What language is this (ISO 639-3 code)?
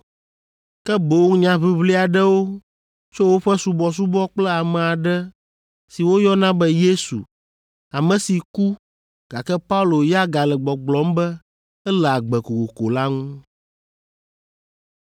ewe